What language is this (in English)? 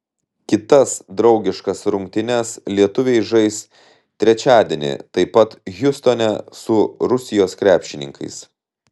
Lithuanian